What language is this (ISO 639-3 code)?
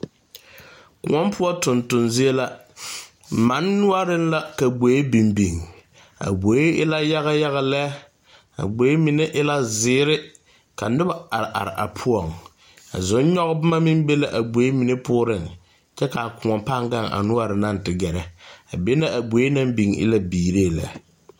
dga